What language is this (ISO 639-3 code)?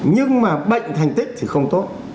vie